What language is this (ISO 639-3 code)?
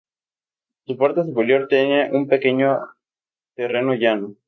spa